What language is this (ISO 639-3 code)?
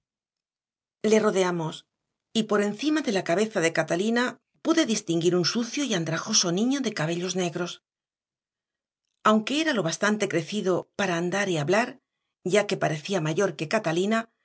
spa